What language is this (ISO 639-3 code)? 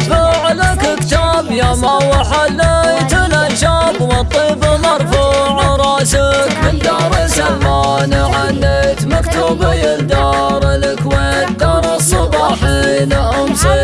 ara